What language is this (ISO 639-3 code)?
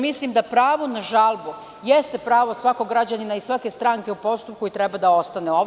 srp